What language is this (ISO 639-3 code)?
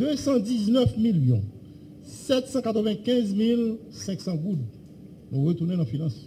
fra